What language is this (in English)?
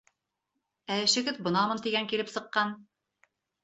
Bashkir